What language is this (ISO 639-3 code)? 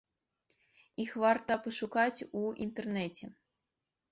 bel